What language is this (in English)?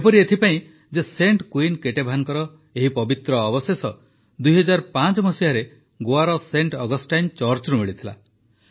Odia